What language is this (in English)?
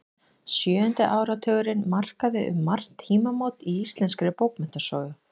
Icelandic